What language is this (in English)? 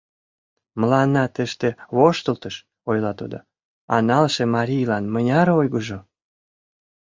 Mari